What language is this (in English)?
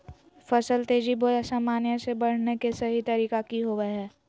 Magahi